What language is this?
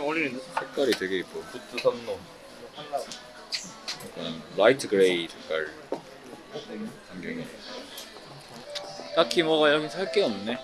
Korean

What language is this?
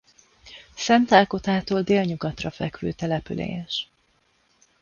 Hungarian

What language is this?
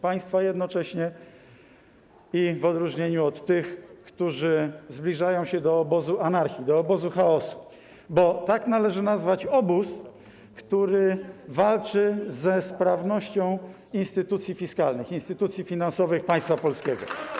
Polish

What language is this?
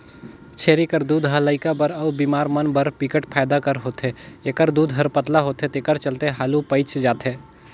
Chhattisgarhi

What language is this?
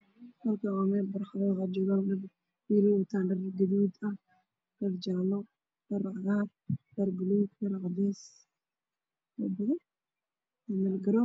Somali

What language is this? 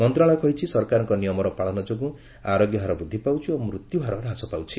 Odia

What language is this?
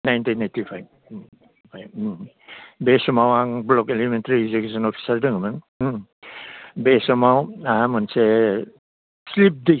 Bodo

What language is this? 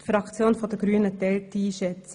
Swiss German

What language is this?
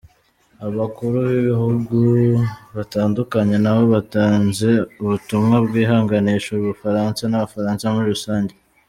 Kinyarwanda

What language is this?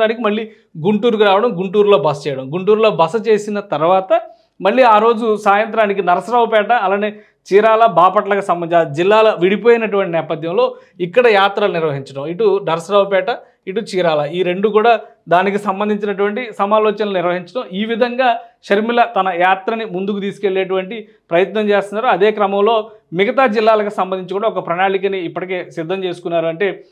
Telugu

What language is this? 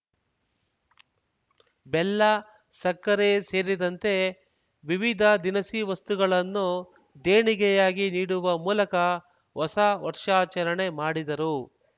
Kannada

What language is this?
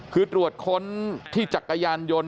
Thai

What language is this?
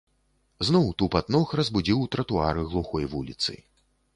Belarusian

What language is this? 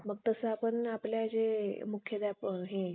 Marathi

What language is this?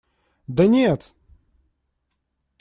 Russian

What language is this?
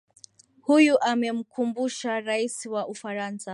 Swahili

